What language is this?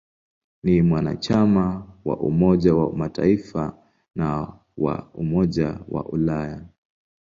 Swahili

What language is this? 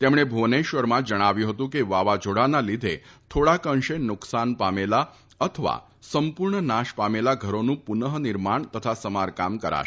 Gujarati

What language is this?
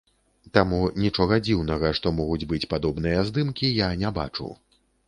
Belarusian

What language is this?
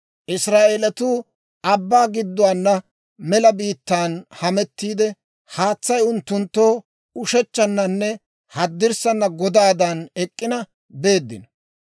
Dawro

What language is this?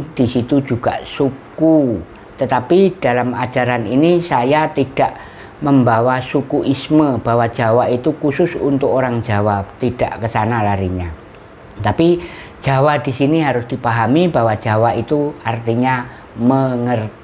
Indonesian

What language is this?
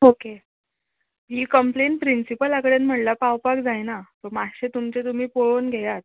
Konkani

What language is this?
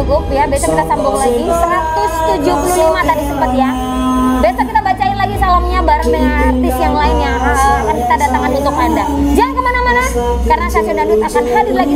Indonesian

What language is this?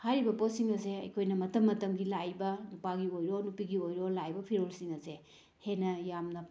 Manipuri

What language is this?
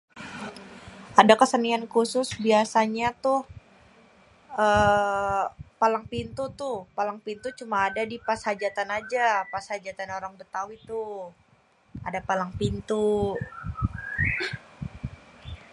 Betawi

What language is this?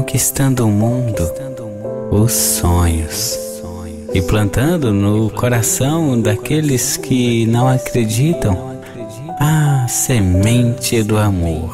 Portuguese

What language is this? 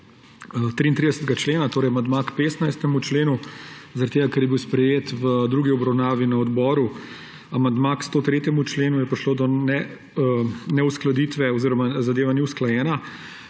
Slovenian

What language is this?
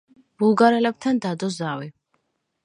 Georgian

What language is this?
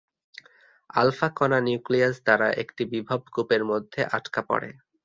Bangla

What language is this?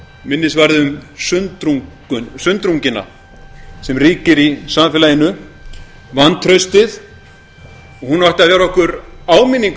Icelandic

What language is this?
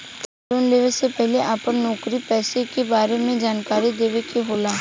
Bhojpuri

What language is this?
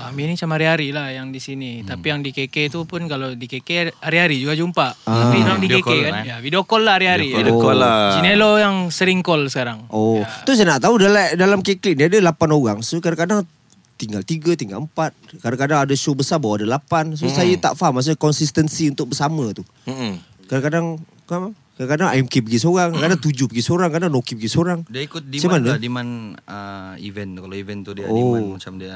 Malay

